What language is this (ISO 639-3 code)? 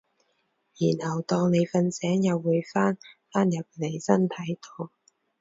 yue